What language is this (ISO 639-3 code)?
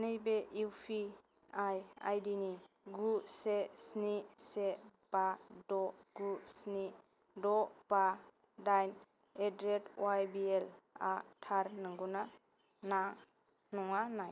brx